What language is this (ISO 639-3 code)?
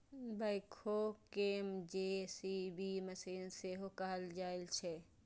mai